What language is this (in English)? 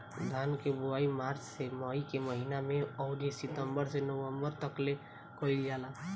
Bhojpuri